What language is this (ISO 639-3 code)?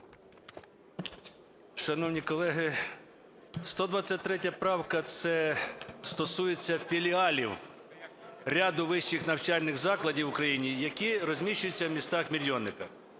ukr